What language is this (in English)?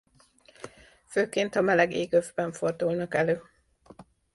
Hungarian